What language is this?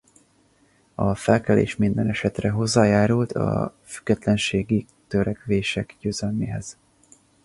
Hungarian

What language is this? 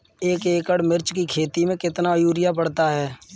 Hindi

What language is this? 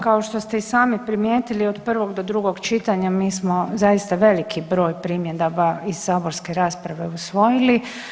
Croatian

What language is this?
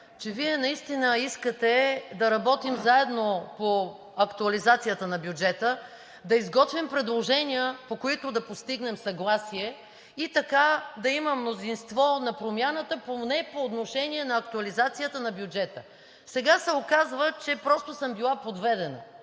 Bulgarian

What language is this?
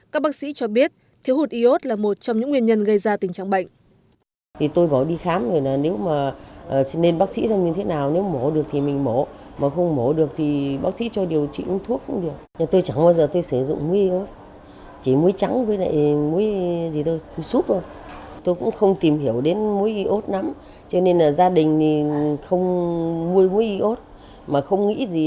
Vietnamese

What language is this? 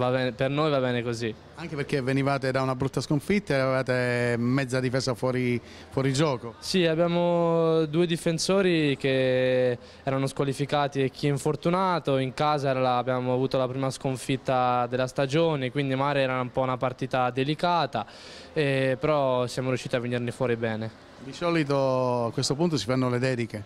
Italian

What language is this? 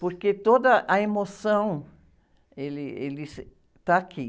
Portuguese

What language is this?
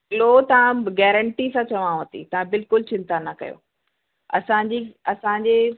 Sindhi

